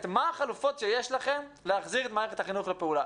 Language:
Hebrew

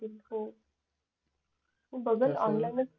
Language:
Marathi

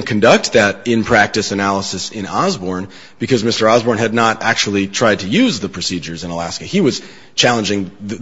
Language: English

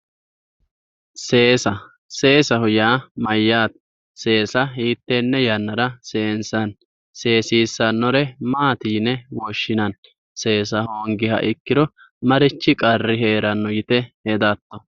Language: Sidamo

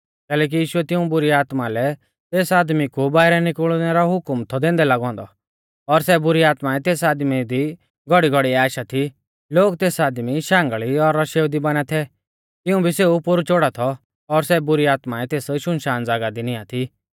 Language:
Mahasu Pahari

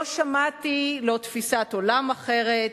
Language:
Hebrew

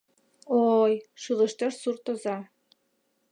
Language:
Mari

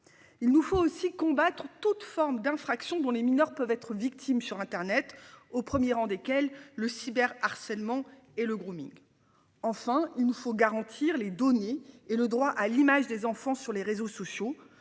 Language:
French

